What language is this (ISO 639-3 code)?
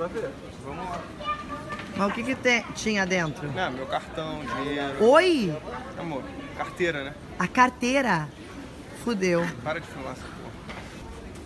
por